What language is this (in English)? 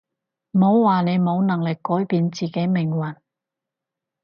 Cantonese